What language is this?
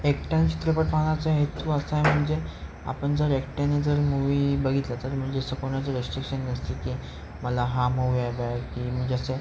Marathi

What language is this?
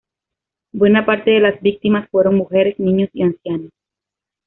Spanish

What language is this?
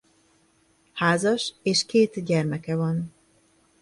Hungarian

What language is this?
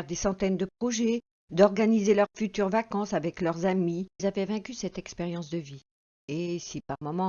French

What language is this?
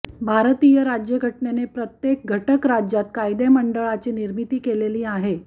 Marathi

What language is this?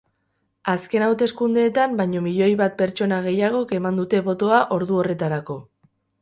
Basque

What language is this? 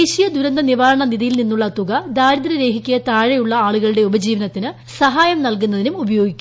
Malayalam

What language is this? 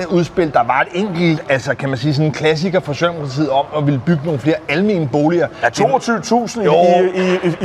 Danish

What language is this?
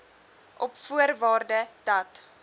Afrikaans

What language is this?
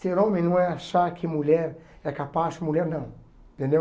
Portuguese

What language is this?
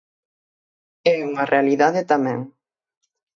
Galician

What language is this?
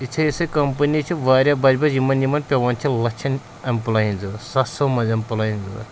Kashmiri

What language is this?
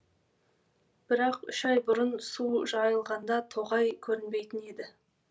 Kazakh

